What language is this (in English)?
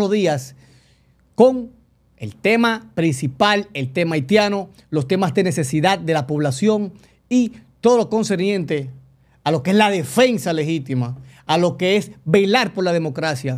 Spanish